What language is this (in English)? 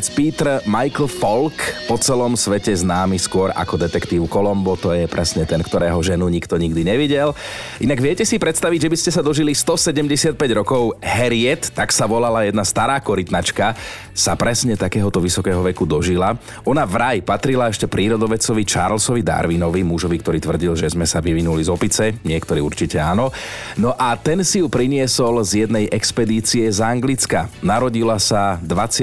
Slovak